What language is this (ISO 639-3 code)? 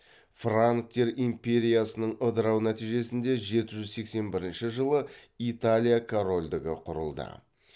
kaz